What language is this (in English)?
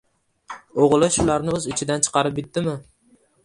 Uzbek